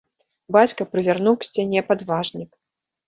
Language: Belarusian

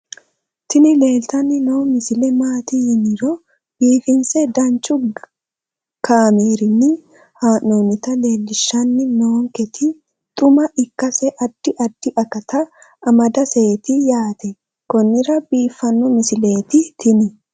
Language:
Sidamo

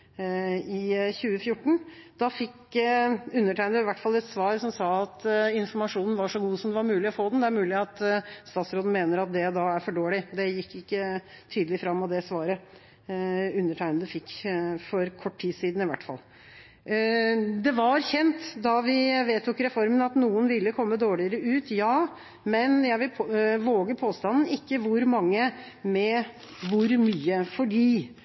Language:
Norwegian Bokmål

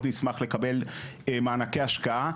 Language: Hebrew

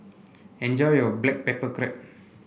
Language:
English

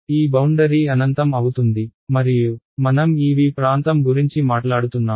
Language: Telugu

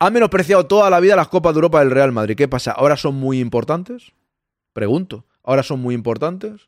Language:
Spanish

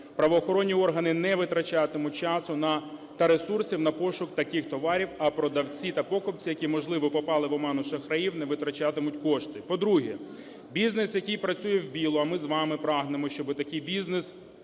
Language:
Ukrainian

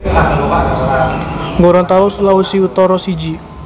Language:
Javanese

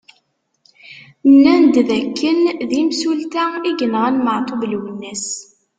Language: Kabyle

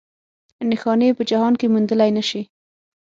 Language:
Pashto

